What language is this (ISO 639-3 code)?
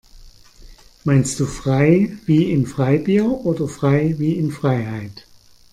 deu